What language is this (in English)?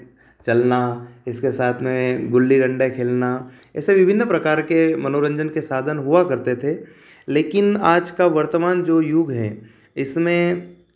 Hindi